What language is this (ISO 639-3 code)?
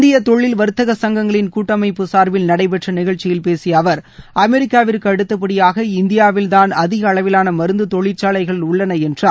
tam